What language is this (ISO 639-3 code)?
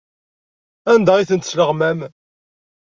kab